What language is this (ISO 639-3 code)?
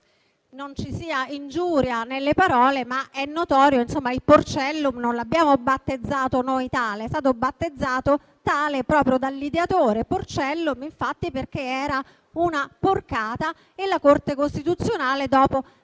ita